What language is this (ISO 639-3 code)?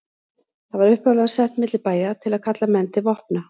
isl